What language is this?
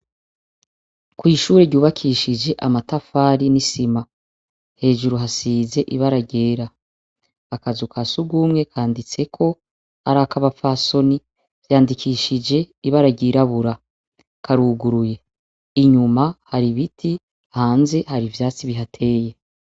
Rundi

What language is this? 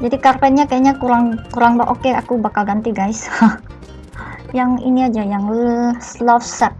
Indonesian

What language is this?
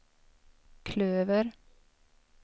Swedish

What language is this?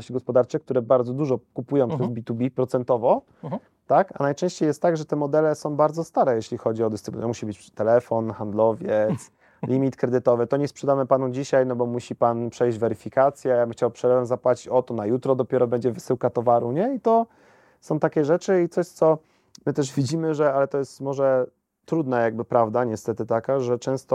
Polish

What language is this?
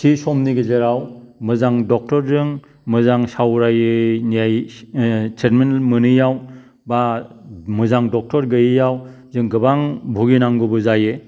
Bodo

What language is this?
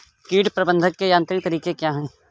Hindi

